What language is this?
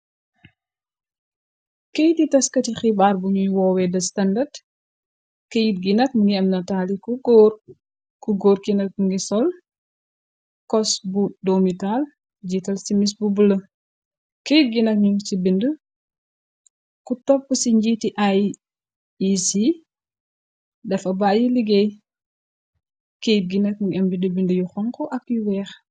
Wolof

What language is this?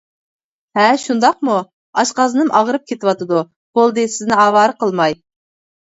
Uyghur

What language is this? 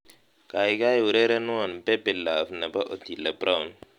Kalenjin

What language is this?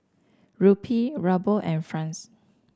English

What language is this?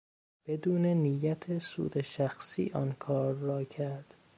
Persian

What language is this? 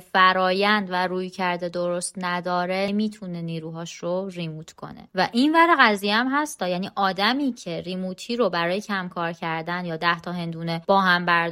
Persian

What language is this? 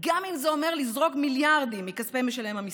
Hebrew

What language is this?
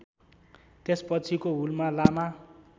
Nepali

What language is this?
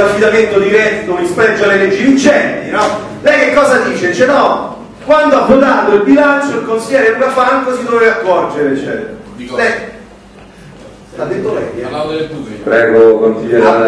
Italian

